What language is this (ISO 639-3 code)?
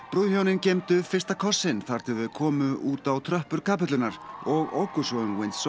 isl